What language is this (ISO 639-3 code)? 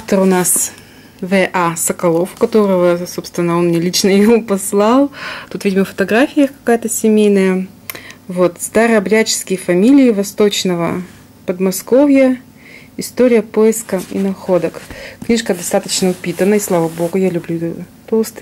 rus